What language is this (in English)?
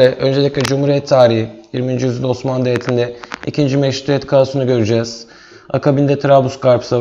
Turkish